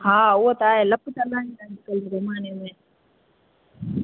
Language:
Sindhi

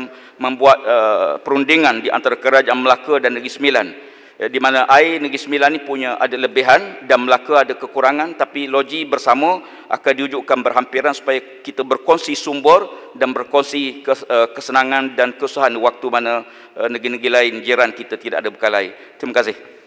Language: Malay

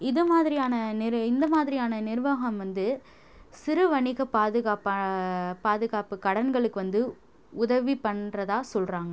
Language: Tamil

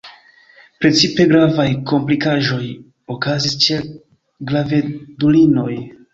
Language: Esperanto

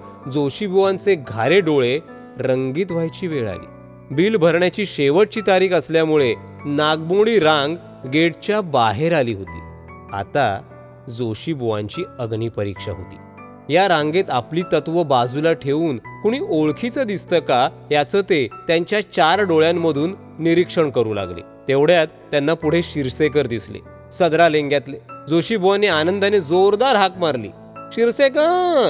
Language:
Marathi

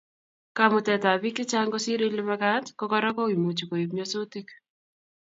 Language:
Kalenjin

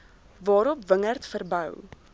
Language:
Afrikaans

